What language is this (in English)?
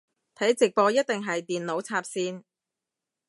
Cantonese